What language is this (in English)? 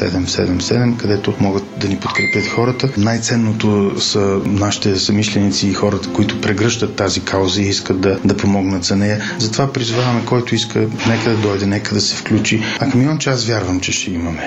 Bulgarian